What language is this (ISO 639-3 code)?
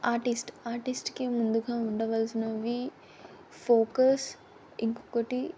tel